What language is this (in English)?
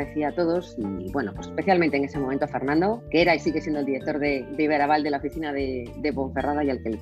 Spanish